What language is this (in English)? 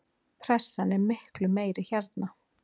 Icelandic